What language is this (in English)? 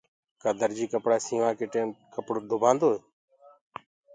Gurgula